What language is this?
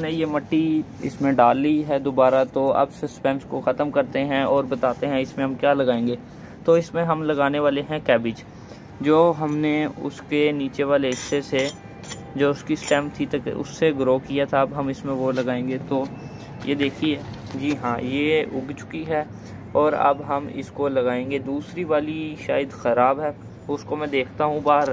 Hindi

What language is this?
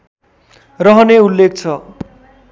Nepali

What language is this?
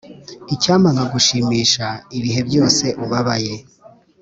Kinyarwanda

